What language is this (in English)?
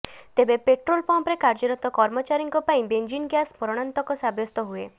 Odia